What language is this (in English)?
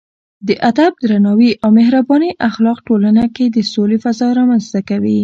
Pashto